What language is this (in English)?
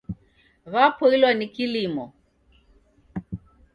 Taita